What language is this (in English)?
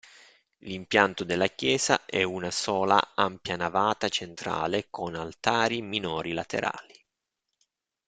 Italian